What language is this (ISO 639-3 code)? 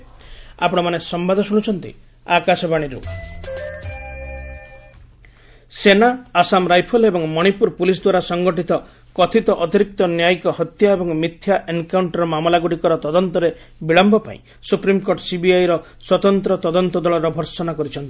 ori